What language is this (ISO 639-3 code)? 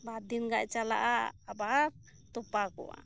sat